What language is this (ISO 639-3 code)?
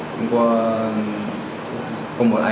vie